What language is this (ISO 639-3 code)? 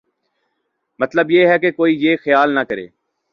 urd